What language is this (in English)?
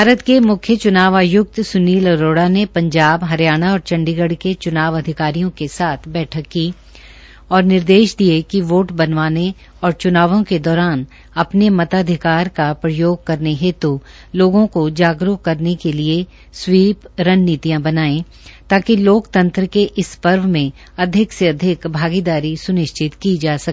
Hindi